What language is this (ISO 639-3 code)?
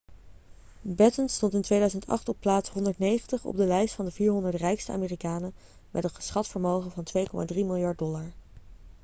nld